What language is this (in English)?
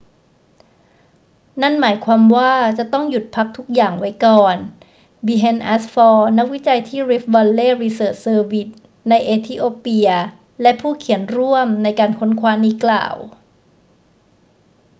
Thai